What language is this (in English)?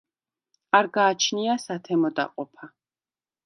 Georgian